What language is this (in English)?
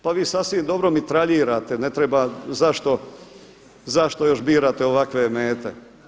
Croatian